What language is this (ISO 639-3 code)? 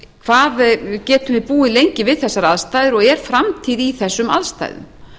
isl